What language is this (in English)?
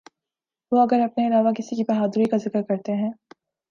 Urdu